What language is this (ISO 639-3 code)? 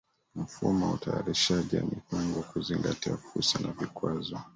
swa